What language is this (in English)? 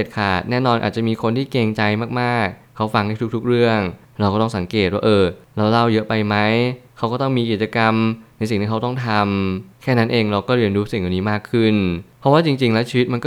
Thai